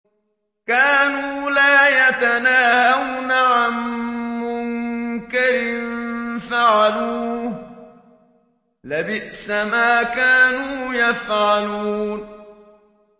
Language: Arabic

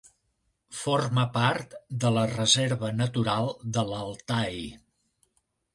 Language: Catalan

